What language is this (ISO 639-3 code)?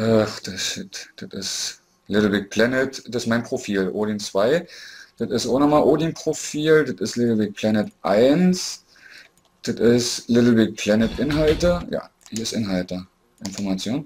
deu